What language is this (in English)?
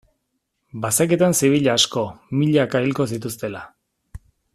Basque